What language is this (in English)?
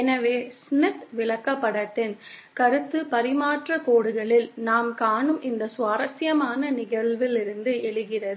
Tamil